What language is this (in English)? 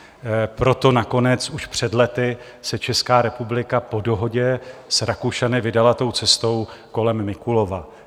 Czech